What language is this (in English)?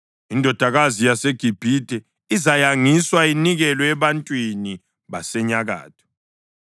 North Ndebele